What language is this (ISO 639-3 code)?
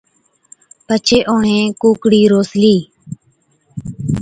odk